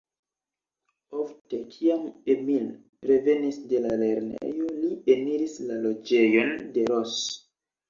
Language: Esperanto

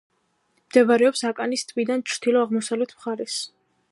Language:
Georgian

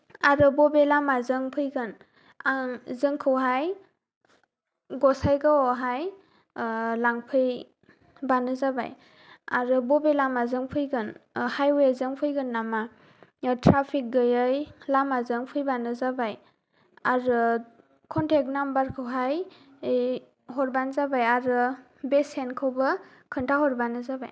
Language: Bodo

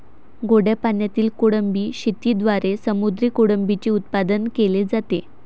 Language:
Marathi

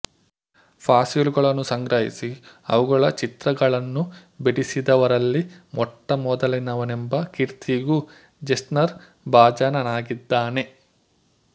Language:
Kannada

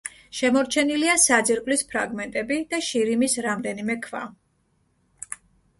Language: Georgian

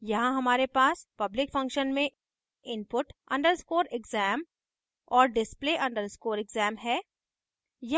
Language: Hindi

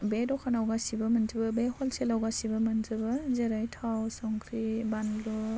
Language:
Bodo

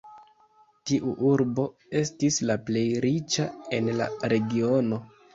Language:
Esperanto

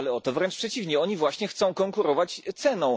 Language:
Polish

